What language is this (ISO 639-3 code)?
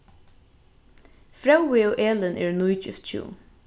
fao